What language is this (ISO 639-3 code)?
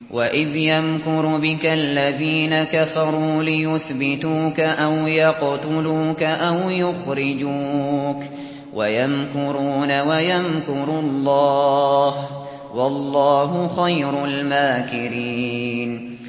ara